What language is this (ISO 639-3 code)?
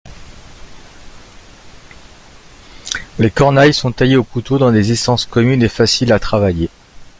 fra